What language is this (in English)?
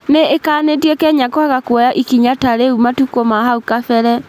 Kikuyu